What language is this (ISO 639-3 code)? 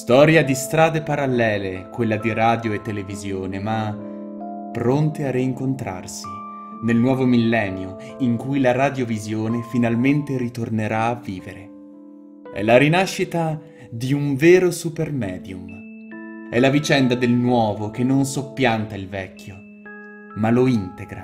ita